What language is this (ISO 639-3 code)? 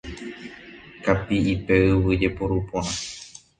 grn